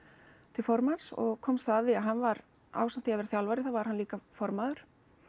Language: Icelandic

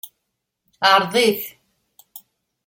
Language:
Kabyle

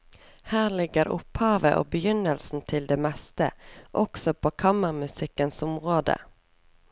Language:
Norwegian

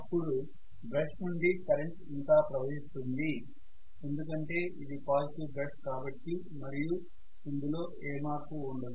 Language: Telugu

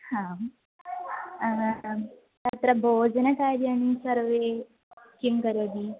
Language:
Sanskrit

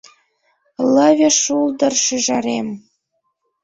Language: Mari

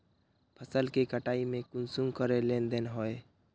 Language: Magahi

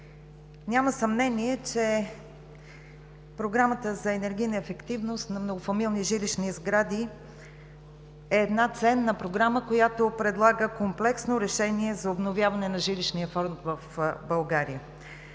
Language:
Bulgarian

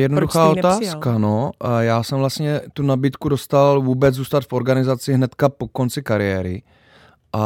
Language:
Czech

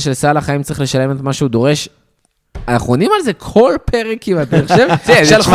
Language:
Hebrew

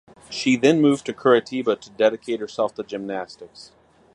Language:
English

